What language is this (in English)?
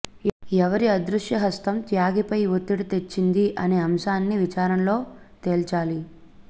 Telugu